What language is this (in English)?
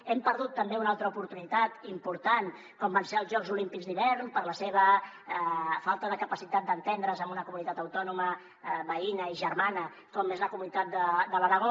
Catalan